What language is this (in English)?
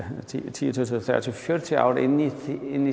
Icelandic